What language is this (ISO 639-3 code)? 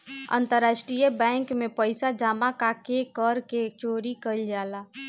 bho